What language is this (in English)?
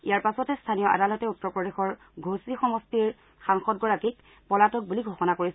Assamese